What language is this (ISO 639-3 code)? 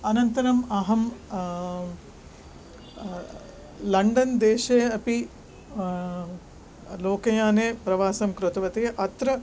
san